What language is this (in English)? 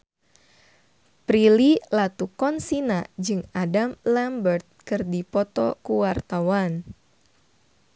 Sundanese